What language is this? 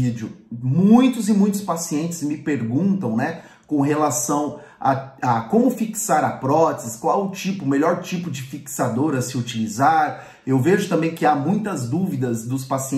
Portuguese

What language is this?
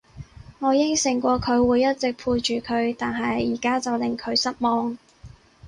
Cantonese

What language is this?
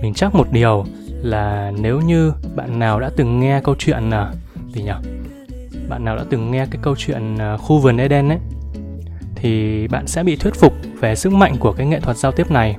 Vietnamese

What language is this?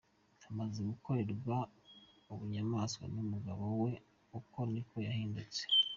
Kinyarwanda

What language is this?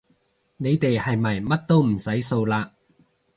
Cantonese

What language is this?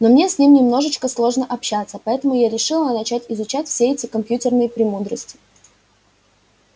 Russian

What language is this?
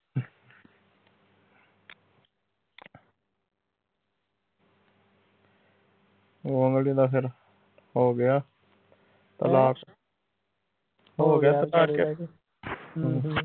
Punjabi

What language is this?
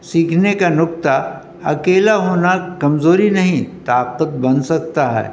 Urdu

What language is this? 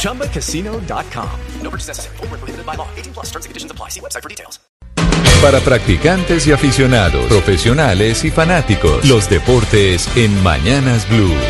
Spanish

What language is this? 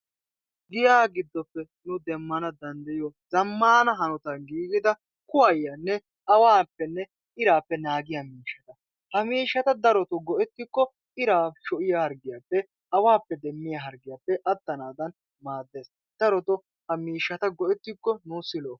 Wolaytta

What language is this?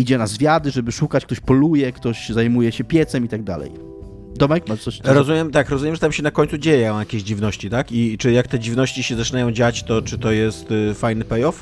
Polish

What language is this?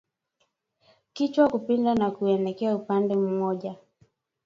Swahili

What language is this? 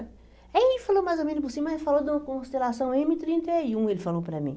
Portuguese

